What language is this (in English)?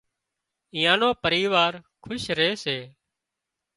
Wadiyara Koli